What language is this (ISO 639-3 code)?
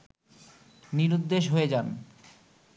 ben